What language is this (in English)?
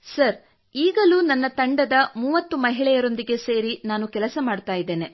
Kannada